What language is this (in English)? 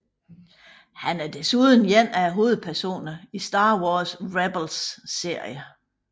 Danish